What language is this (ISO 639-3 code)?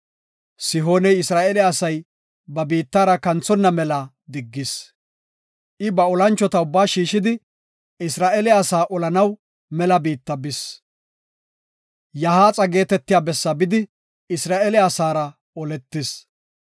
gof